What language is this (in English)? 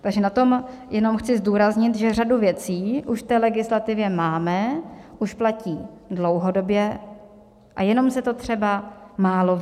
Czech